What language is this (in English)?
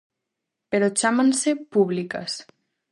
Galician